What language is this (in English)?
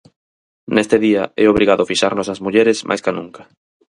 Galician